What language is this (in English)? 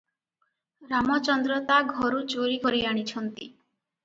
Odia